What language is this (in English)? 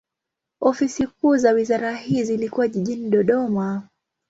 Swahili